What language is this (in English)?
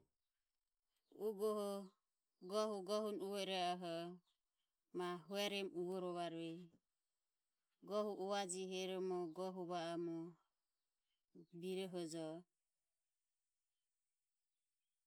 Ömie